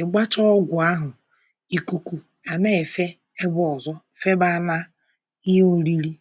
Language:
Igbo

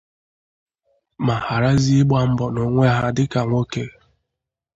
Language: Igbo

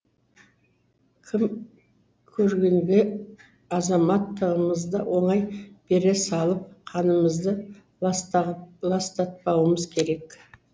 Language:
Kazakh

